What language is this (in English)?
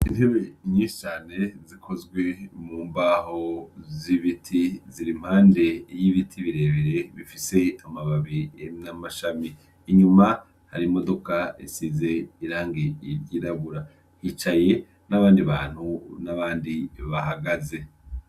Rundi